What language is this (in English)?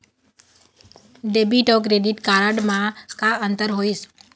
Chhattisgarhi